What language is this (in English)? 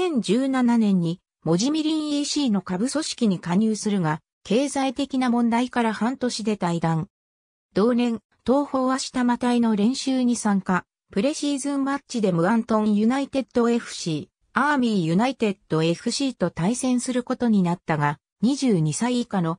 Japanese